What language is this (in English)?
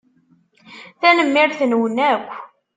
Kabyle